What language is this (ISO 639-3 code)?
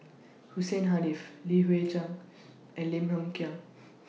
eng